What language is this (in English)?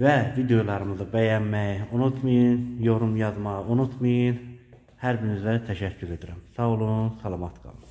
Turkish